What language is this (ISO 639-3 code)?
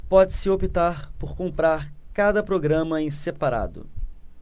por